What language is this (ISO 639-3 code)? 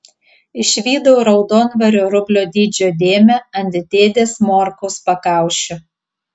lit